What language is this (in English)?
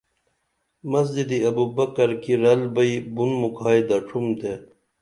Dameli